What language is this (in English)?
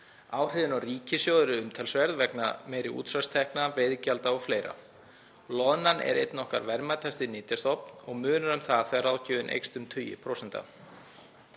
Icelandic